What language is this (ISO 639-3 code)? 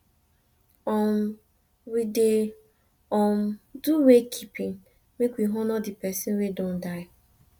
pcm